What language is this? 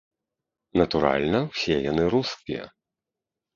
Belarusian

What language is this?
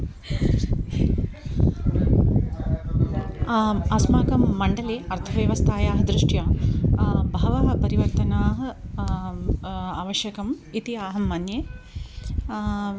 Sanskrit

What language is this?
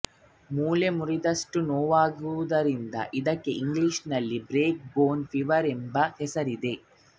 Kannada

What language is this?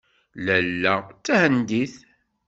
Kabyle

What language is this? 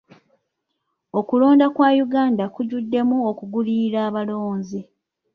Ganda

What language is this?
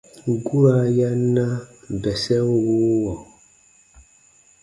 Baatonum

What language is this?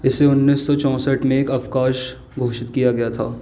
Hindi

